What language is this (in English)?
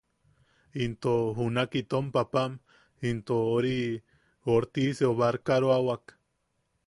Yaqui